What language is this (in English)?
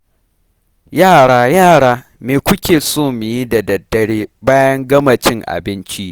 Hausa